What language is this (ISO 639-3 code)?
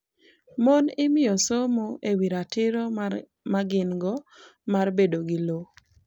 luo